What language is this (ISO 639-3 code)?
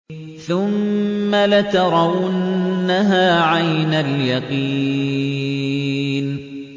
ara